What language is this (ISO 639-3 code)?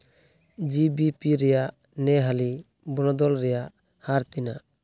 sat